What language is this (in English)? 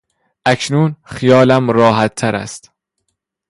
Persian